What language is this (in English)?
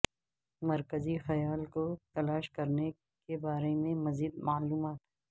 Urdu